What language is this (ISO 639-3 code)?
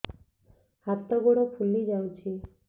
ori